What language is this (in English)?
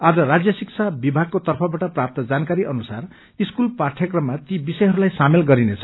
Nepali